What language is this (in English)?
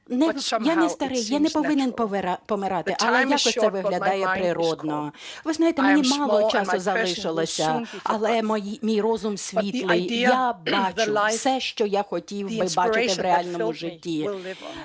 Ukrainian